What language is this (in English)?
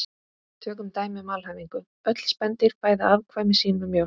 Icelandic